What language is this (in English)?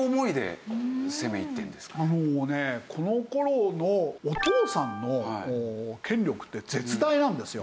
Japanese